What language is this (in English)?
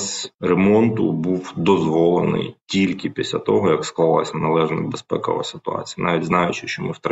Ukrainian